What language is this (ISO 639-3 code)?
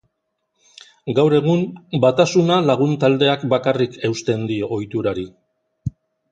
eus